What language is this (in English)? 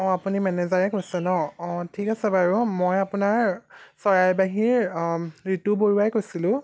Assamese